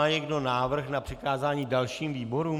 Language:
Czech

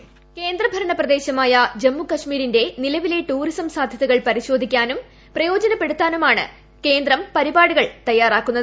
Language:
Malayalam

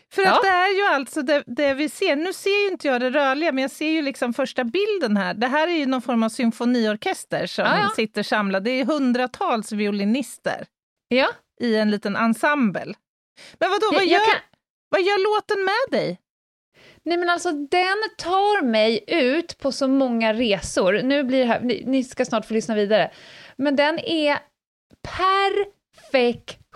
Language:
Swedish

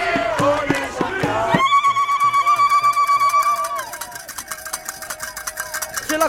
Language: French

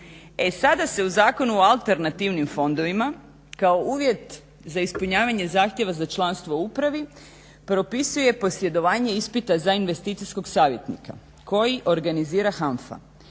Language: Croatian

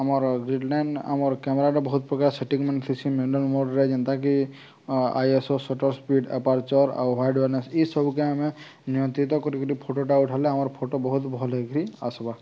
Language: Odia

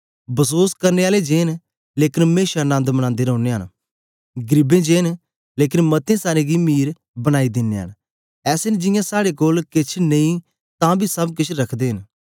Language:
Dogri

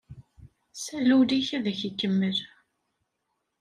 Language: Kabyle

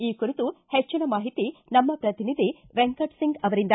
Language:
Kannada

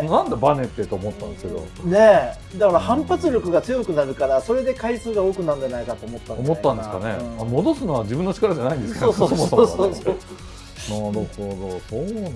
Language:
Japanese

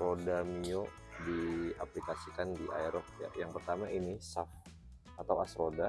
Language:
Indonesian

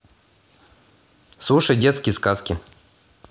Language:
Russian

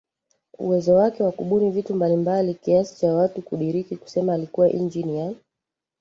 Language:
Swahili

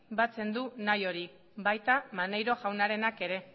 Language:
Basque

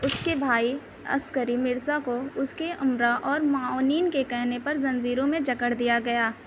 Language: Urdu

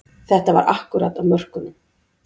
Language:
Icelandic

